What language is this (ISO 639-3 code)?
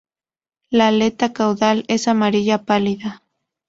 spa